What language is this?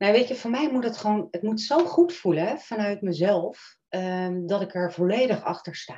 Dutch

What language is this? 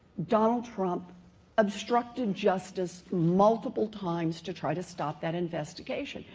English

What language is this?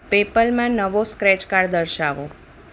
Gujarati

